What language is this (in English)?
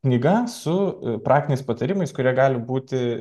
Lithuanian